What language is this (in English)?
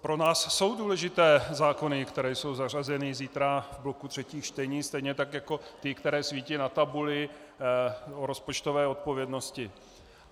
Czech